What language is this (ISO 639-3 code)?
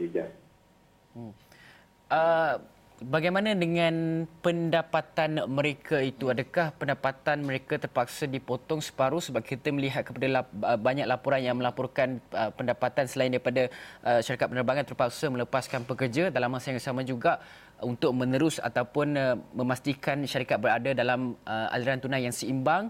msa